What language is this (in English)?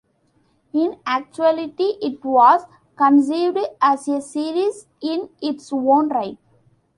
English